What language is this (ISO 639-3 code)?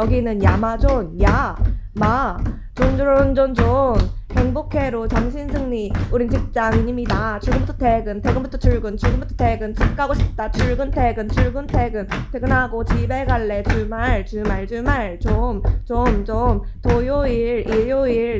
kor